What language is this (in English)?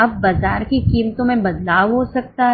Hindi